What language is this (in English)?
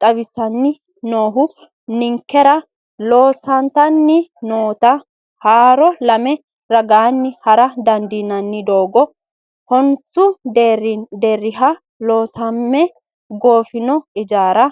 Sidamo